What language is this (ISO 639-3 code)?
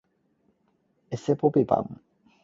yue